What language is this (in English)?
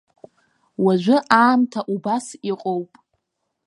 Abkhazian